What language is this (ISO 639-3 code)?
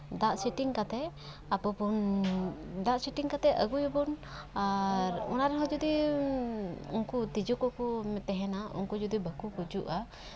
sat